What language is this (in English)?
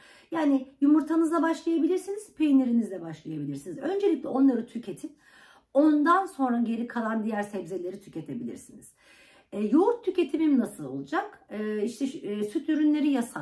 Turkish